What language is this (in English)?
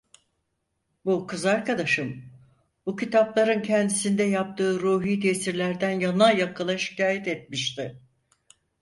Turkish